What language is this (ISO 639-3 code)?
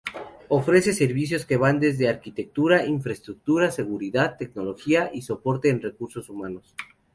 spa